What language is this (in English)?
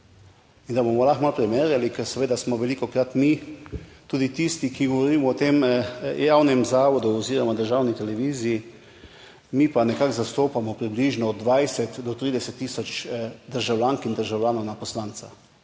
Slovenian